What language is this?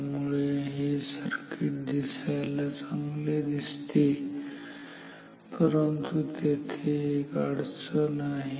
Marathi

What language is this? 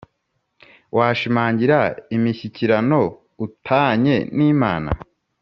Kinyarwanda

